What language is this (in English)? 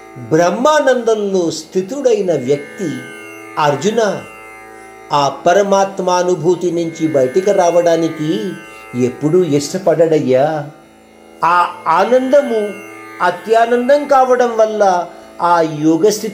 Hindi